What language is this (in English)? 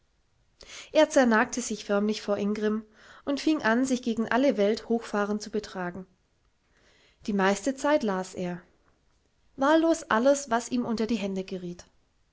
German